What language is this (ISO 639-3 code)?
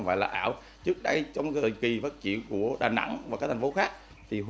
vie